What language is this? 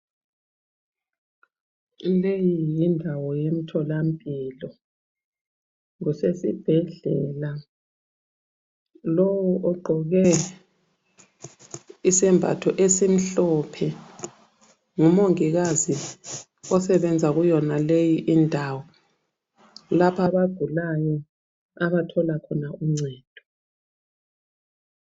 North Ndebele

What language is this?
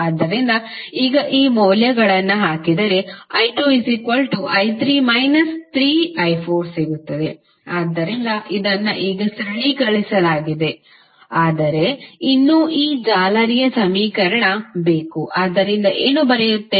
Kannada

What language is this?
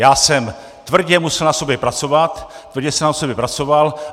Czech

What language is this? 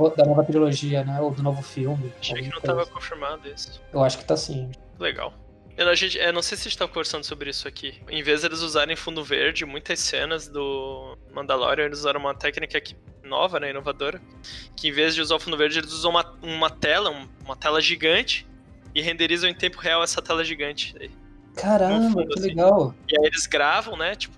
Portuguese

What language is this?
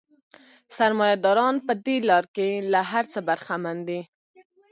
Pashto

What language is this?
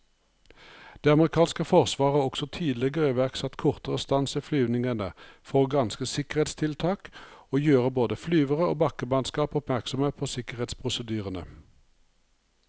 Norwegian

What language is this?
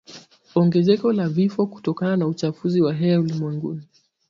Swahili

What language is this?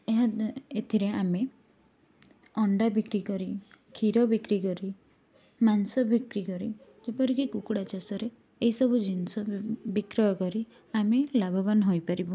Odia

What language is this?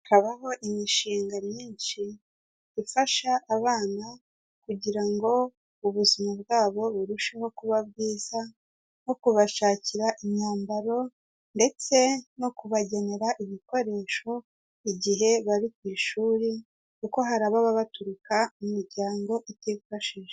Kinyarwanda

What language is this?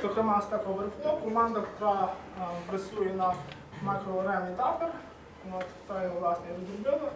Ukrainian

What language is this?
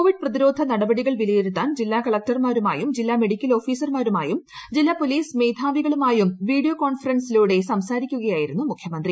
Malayalam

